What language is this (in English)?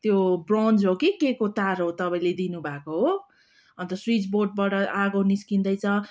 Nepali